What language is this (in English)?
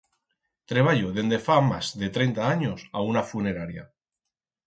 Aragonese